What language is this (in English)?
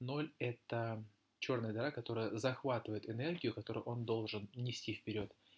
Russian